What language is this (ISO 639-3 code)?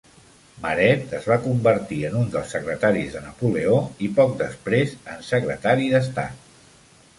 cat